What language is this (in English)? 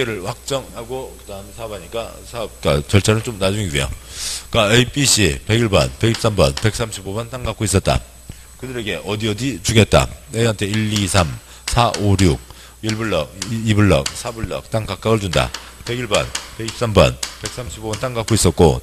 Korean